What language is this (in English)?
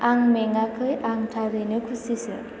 Bodo